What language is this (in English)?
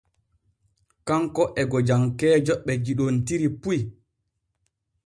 Borgu Fulfulde